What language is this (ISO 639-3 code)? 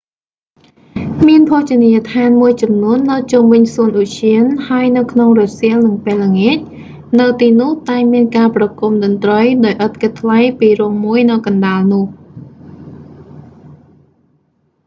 khm